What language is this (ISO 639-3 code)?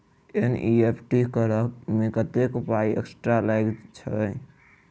mai